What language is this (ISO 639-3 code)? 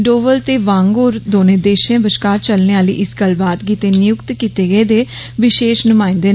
doi